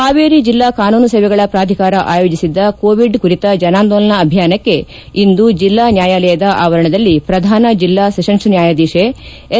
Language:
Kannada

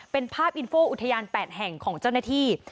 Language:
Thai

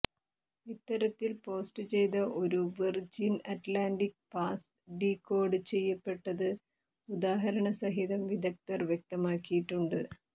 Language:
Malayalam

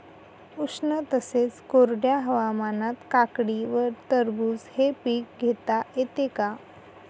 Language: Marathi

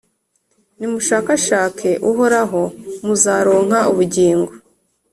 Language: Kinyarwanda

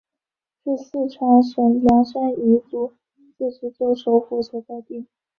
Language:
Chinese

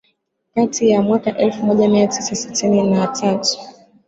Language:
Swahili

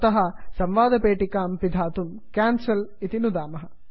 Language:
Sanskrit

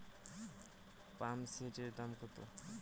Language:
Bangla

